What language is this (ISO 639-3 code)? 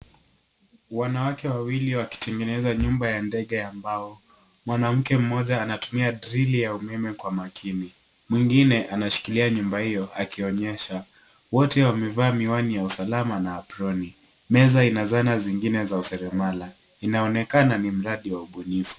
swa